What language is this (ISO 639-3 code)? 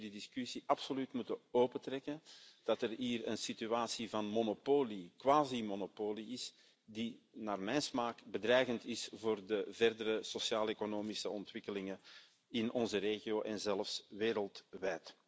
nld